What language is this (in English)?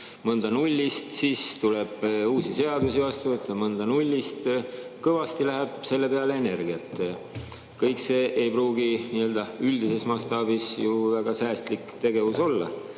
Estonian